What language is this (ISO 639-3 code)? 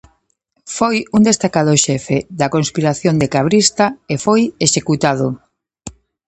glg